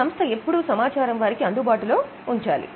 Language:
Telugu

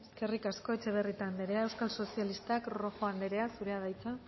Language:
Basque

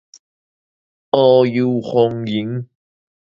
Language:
Min Nan Chinese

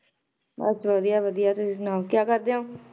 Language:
Punjabi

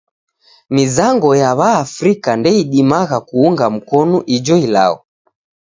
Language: Taita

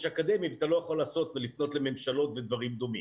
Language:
Hebrew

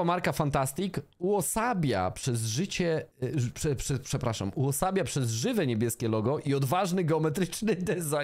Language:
Polish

